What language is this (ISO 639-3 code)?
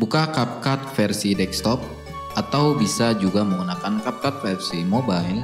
ind